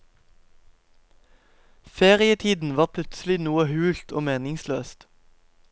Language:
Norwegian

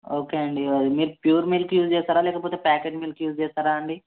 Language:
Telugu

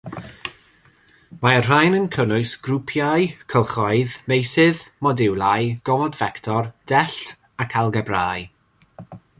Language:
Welsh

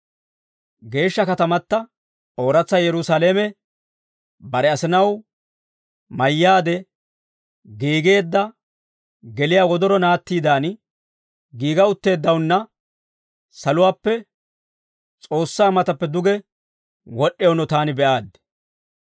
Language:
Dawro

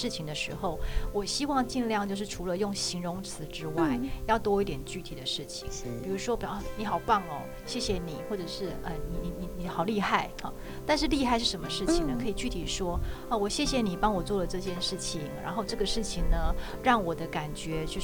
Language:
Chinese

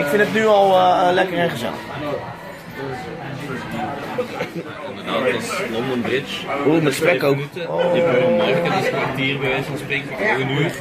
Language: Dutch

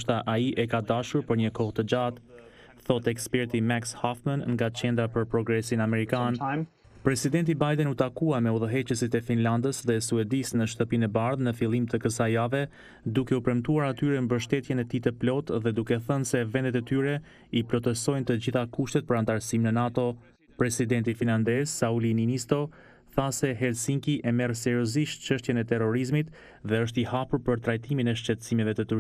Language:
Romanian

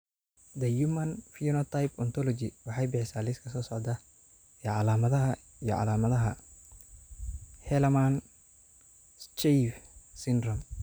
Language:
Somali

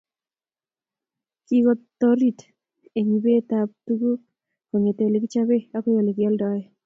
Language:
Kalenjin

